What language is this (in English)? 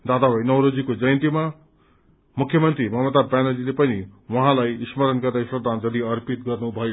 Nepali